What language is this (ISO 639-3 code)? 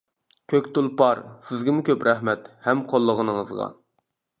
uig